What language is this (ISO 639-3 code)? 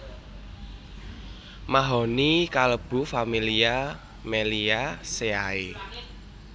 jav